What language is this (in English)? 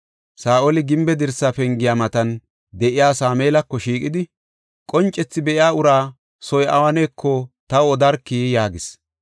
Gofa